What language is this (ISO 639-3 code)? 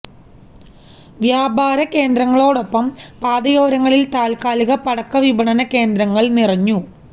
mal